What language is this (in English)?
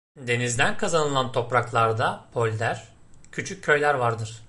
Turkish